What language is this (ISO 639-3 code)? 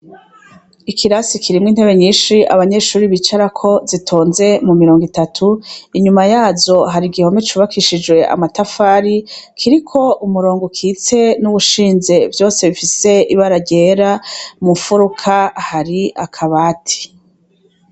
run